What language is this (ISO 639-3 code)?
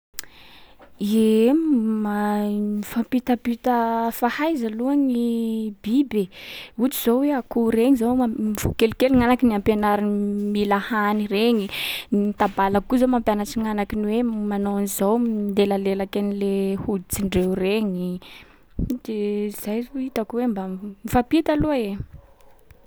skg